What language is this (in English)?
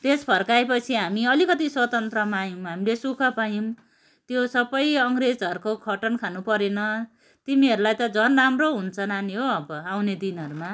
Nepali